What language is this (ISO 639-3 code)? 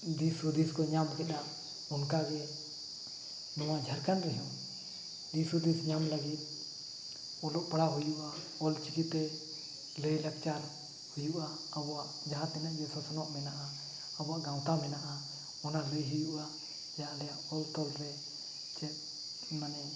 sat